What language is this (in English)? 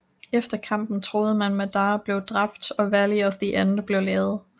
Danish